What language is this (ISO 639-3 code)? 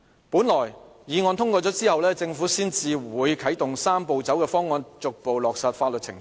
yue